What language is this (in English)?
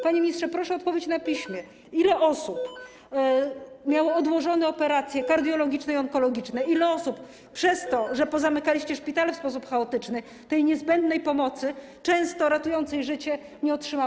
Polish